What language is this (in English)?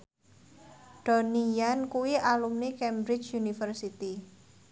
Javanese